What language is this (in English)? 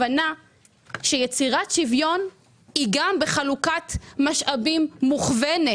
Hebrew